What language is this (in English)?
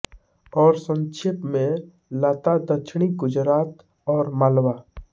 Hindi